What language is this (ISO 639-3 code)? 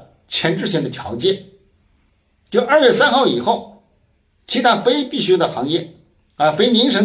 zho